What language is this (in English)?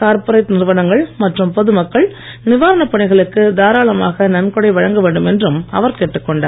Tamil